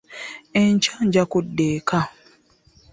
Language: Ganda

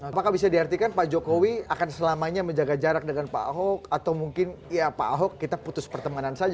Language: Indonesian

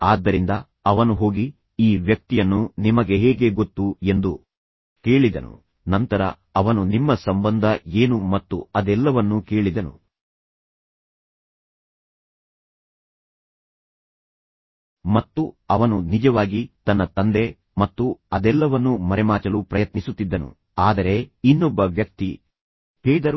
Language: Kannada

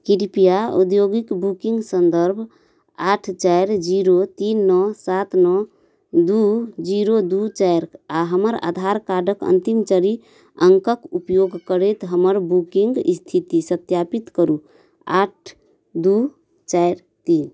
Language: Maithili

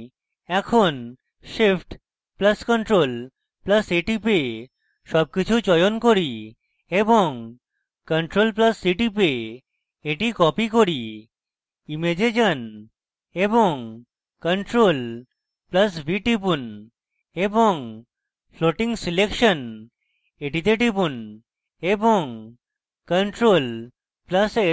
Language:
Bangla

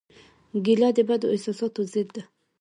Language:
Pashto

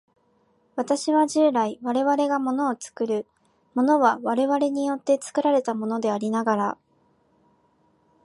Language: Japanese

